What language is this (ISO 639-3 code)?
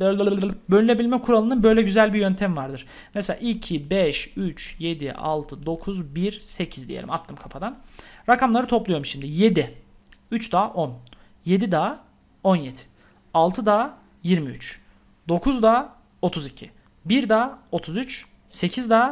tur